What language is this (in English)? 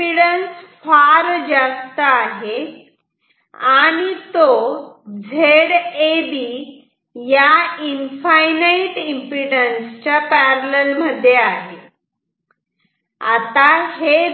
Marathi